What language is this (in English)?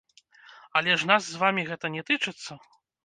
Belarusian